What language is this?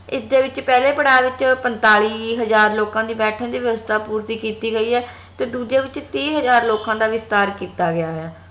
Punjabi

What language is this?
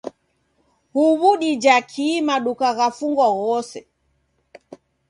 Taita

